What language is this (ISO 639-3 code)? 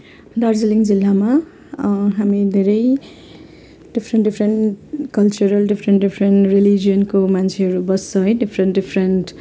nep